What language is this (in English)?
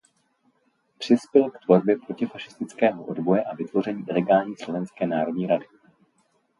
Czech